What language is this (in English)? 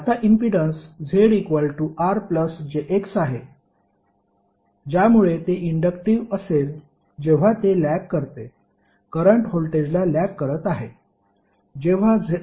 Marathi